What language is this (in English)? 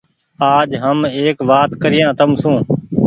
Goaria